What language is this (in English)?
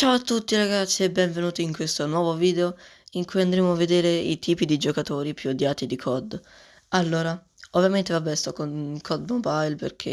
Italian